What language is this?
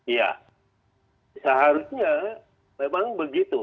Indonesian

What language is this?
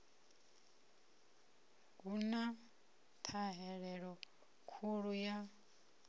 Venda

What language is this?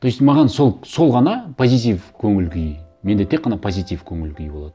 Kazakh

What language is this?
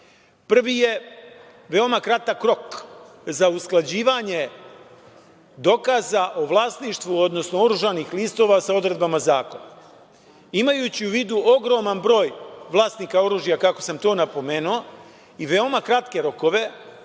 Serbian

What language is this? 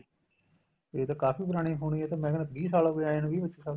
Punjabi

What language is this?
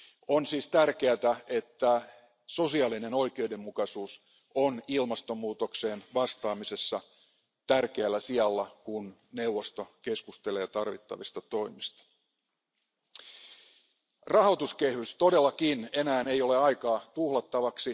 Finnish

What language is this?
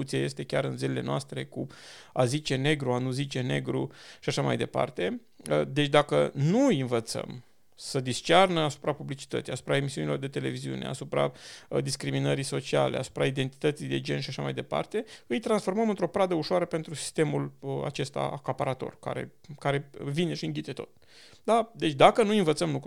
Romanian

